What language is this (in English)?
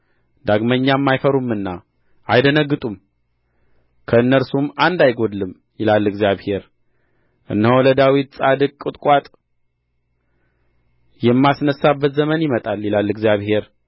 Amharic